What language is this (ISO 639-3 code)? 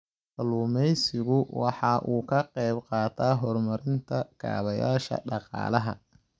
som